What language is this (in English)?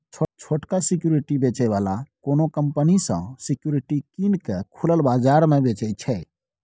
Maithili